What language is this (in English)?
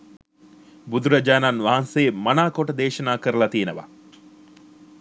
Sinhala